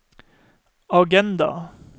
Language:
Norwegian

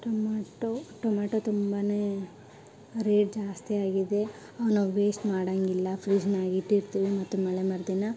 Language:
Kannada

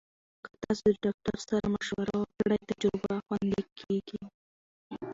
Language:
Pashto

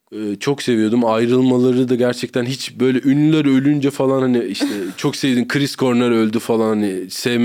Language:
Turkish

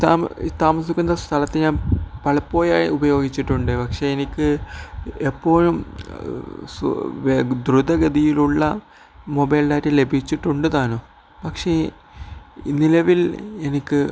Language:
Malayalam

